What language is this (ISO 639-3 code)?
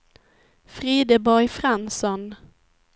swe